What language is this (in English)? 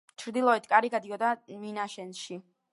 Georgian